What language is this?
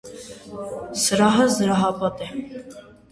Armenian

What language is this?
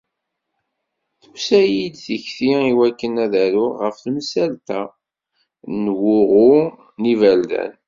Kabyle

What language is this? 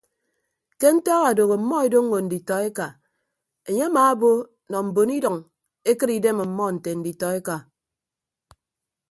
Ibibio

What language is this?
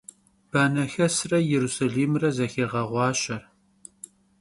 Kabardian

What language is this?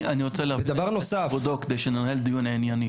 Hebrew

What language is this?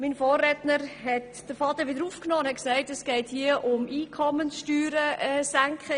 Swiss German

